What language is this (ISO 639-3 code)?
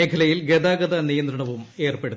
mal